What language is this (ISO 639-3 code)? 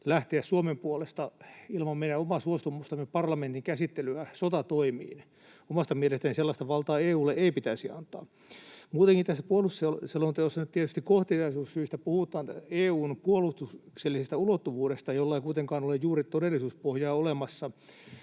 fin